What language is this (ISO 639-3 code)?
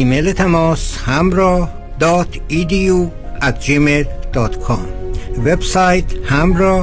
fas